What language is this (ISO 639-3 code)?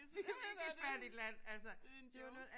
dan